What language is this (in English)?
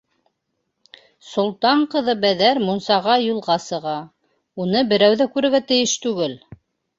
Bashkir